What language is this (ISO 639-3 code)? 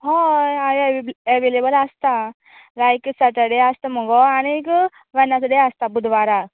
kok